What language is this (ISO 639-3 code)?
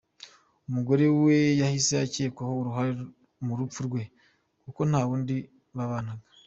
kin